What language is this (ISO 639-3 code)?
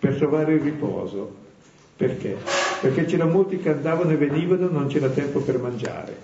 ita